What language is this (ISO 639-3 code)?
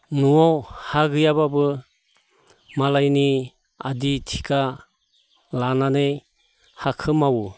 brx